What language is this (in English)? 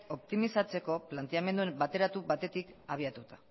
Basque